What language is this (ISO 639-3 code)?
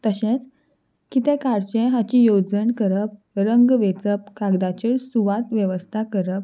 kok